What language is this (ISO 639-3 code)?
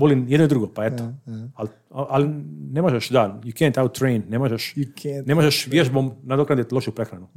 hrv